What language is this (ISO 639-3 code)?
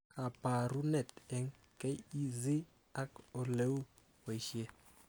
kln